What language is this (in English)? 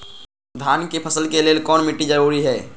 Magahi